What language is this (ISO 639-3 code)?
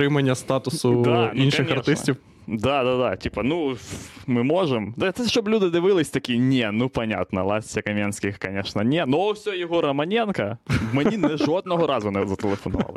ukr